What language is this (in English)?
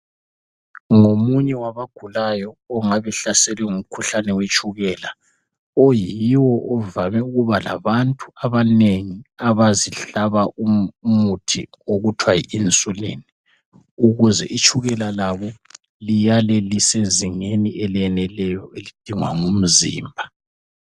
North Ndebele